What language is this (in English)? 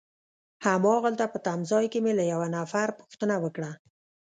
Pashto